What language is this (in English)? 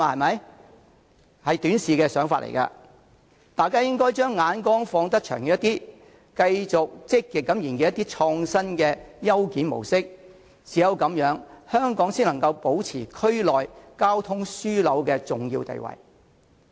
Cantonese